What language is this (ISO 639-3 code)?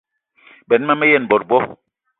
eto